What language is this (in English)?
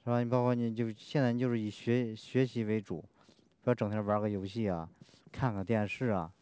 Chinese